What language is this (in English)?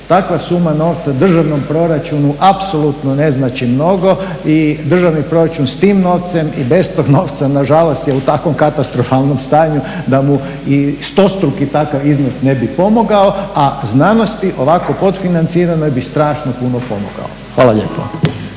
Croatian